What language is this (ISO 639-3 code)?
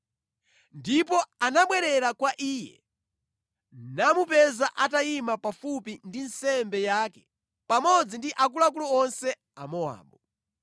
nya